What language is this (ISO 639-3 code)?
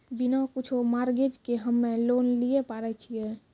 mai